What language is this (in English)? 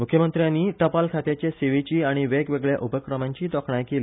Konkani